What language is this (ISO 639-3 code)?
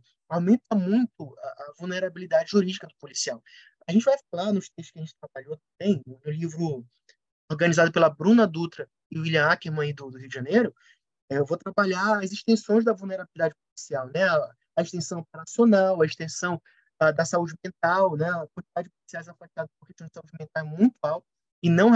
por